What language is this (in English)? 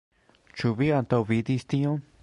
Esperanto